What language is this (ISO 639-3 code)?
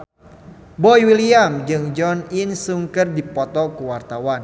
sun